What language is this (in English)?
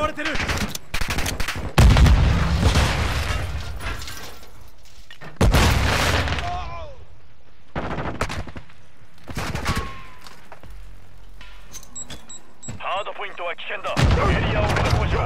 Japanese